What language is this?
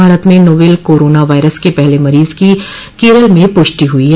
Hindi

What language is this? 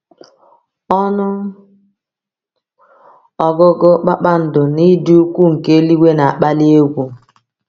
Igbo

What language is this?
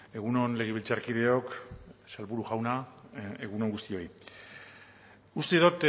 Basque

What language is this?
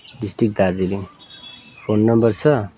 Nepali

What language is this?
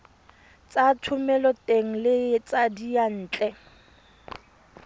Tswana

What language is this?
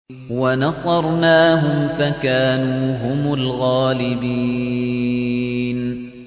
Arabic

